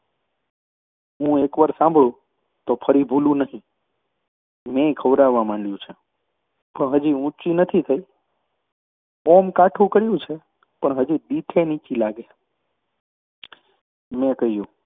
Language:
Gujarati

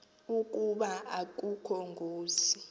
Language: Xhosa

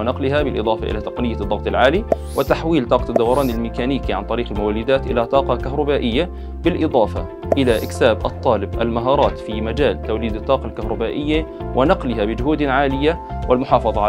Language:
Arabic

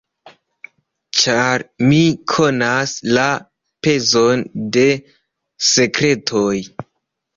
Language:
Esperanto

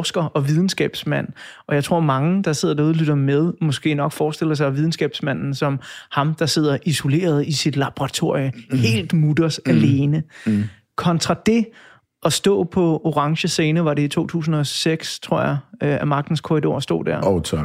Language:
Danish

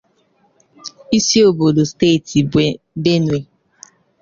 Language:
Igbo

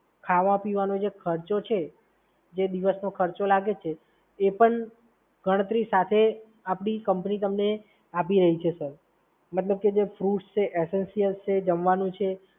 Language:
Gujarati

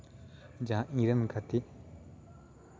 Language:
Santali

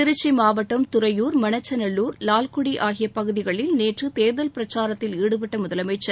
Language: Tamil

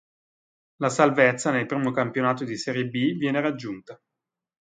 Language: Italian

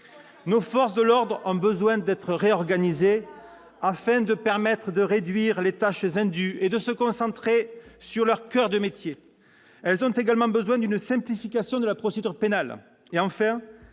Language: French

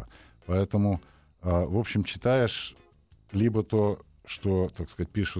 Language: Russian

